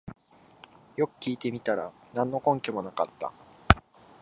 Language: Japanese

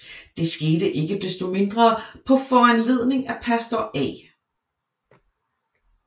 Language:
Danish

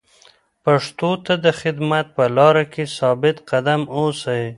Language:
Pashto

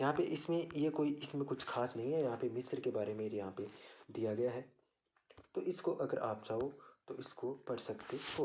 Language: Hindi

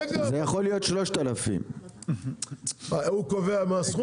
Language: Hebrew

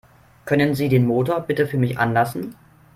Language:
German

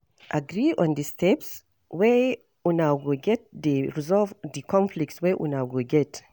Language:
Nigerian Pidgin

